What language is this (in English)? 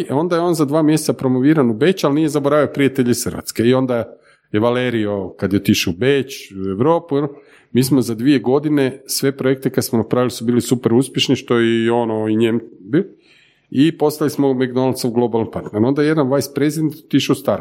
Croatian